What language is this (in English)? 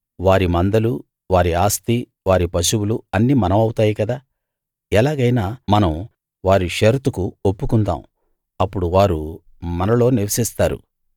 Telugu